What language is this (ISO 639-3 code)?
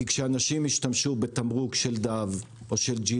heb